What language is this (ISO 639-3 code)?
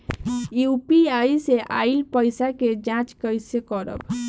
bho